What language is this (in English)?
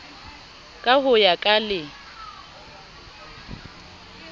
Southern Sotho